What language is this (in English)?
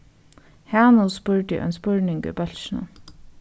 Faroese